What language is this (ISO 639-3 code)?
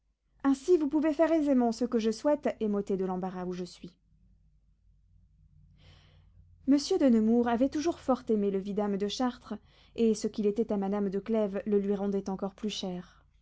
fra